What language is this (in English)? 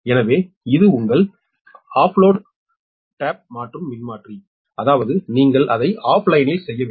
Tamil